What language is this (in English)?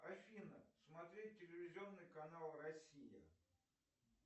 Russian